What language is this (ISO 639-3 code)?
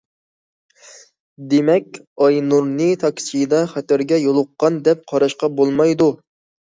uig